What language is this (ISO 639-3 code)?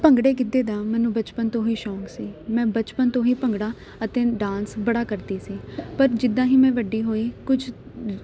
pan